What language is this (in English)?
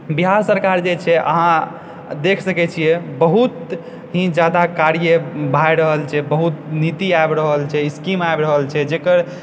Maithili